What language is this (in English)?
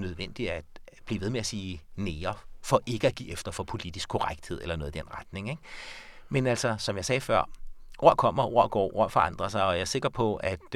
Danish